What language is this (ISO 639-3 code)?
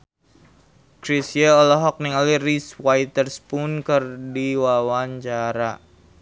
sun